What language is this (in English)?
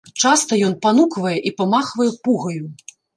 Belarusian